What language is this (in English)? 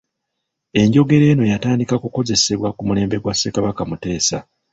Ganda